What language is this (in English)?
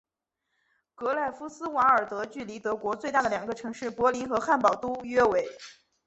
Chinese